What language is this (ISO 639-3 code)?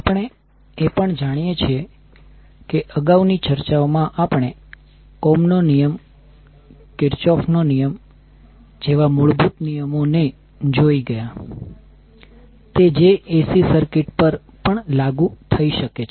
guj